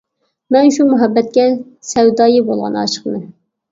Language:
Uyghur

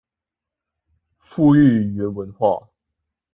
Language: Chinese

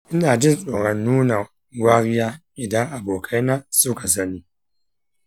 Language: Hausa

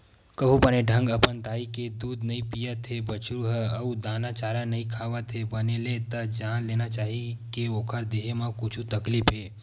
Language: Chhattisgarhi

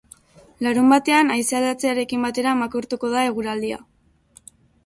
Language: Basque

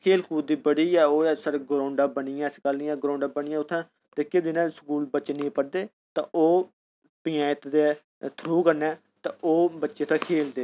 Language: Dogri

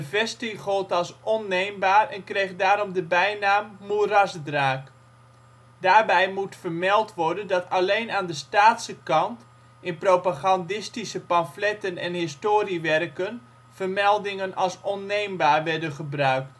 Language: Dutch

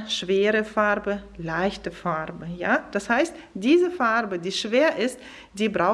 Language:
German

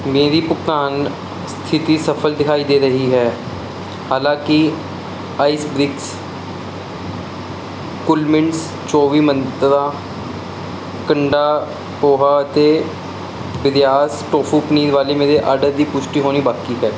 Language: Punjabi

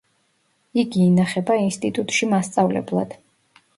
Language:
Georgian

